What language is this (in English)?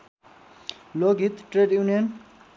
Nepali